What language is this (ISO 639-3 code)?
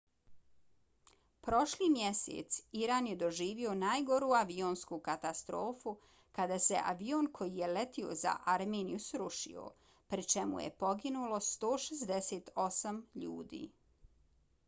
bos